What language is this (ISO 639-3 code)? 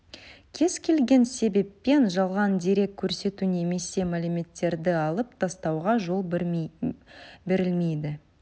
kaz